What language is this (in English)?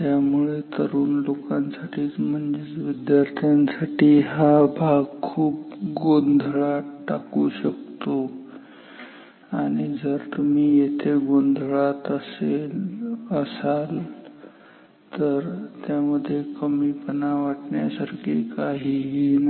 Marathi